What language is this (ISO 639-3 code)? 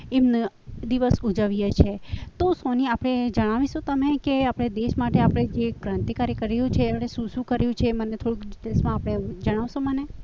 guj